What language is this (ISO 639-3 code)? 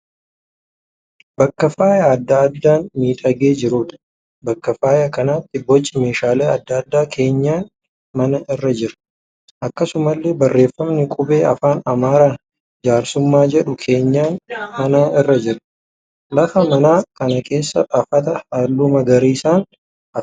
orm